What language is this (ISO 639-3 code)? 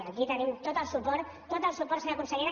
cat